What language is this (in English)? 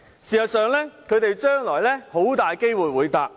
Cantonese